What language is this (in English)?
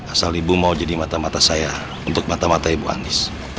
Indonesian